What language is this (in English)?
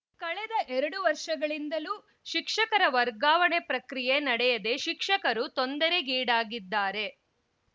Kannada